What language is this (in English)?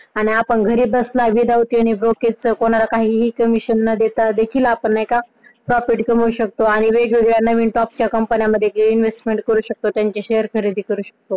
Marathi